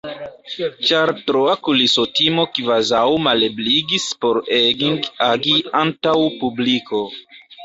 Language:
Esperanto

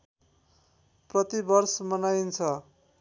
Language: Nepali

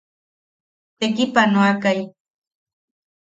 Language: Yaqui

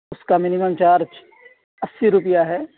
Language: Urdu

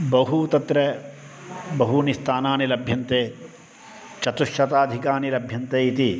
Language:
Sanskrit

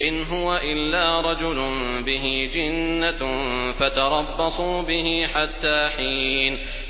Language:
Arabic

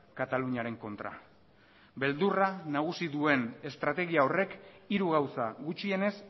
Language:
Basque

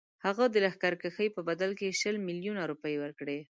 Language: Pashto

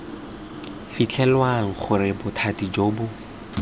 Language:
Tswana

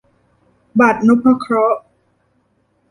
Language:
Thai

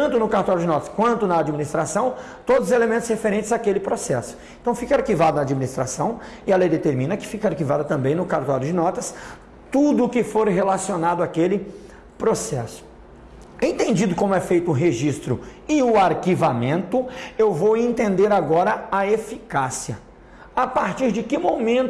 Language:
Portuguese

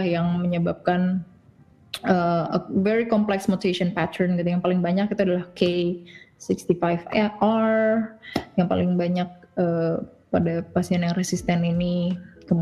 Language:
Indonesian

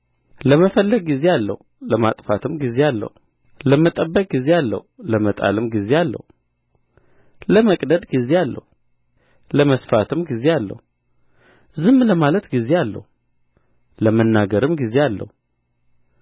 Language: Amharic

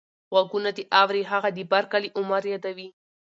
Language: Pashto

